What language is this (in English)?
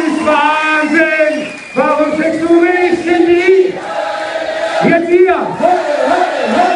German